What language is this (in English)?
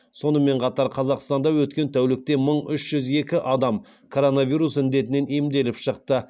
Kazakh